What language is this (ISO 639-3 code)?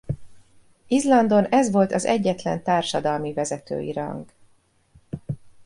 hun